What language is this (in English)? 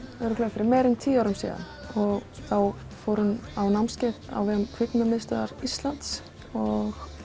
Icelandic